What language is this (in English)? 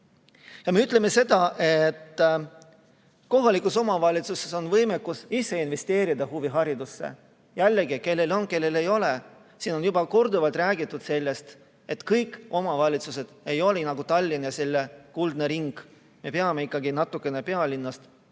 Estonian